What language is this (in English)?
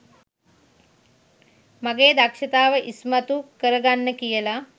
Sinhala